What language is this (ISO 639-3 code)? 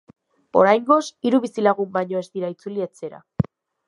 eus